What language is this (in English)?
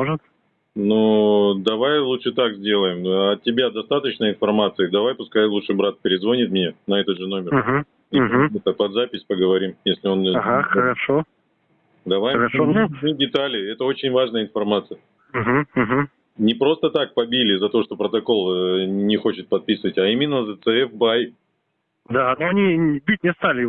Russian